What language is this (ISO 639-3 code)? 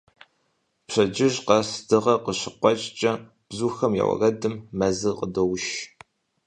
kbd